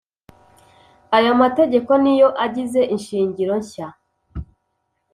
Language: Kinyarwanda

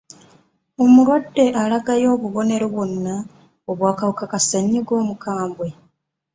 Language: Ganda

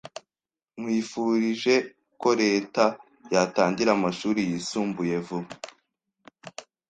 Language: Kinyarwanda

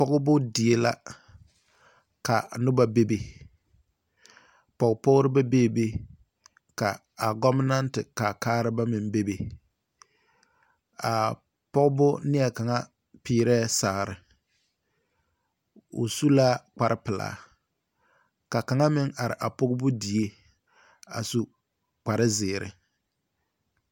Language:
Southern Dagaare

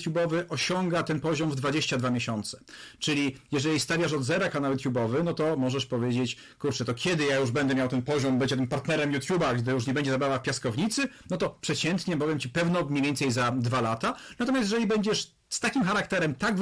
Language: Polish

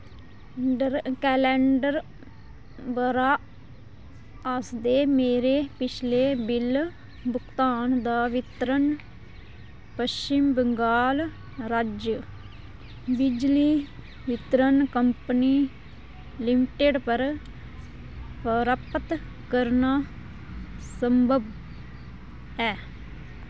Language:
Dogri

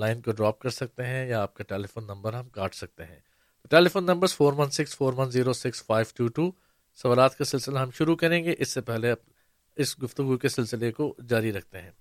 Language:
Urdu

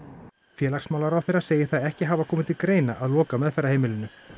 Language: Icelandic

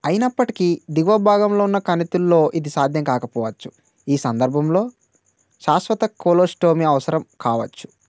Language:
Telugu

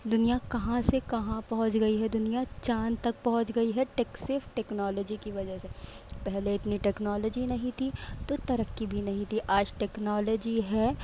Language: Urdu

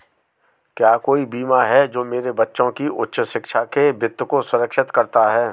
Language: Hindi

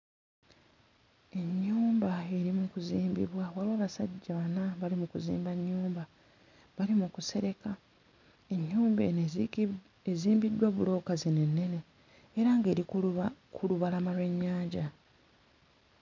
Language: Ganda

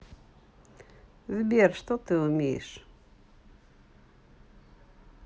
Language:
Russian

